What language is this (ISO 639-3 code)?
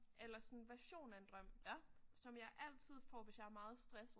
dan